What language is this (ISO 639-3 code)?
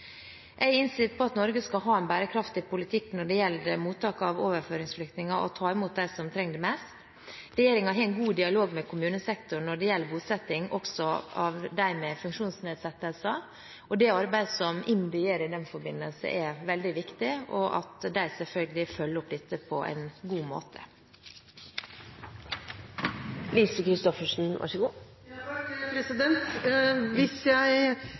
nob